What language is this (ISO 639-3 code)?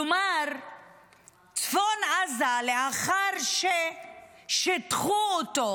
heb